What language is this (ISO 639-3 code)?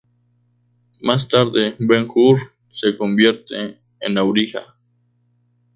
spa